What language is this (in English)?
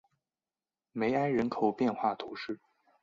Chinese